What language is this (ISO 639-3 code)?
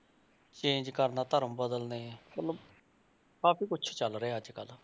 pan